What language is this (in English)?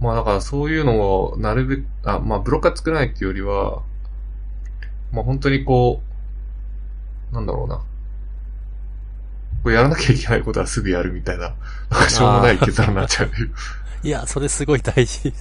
Japanese